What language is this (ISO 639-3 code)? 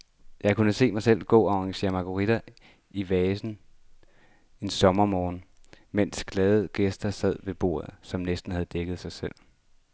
dan